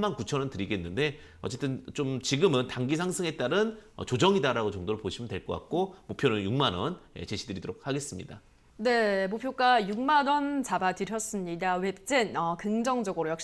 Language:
Korean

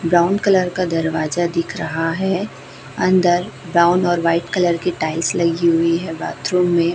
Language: Hindi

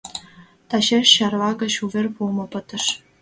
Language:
Mari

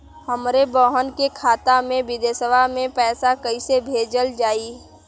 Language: Bhojpuri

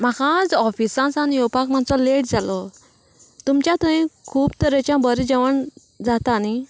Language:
Konkani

